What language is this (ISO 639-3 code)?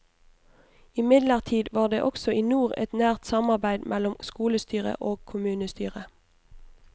nor